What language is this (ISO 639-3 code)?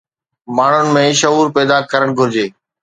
snd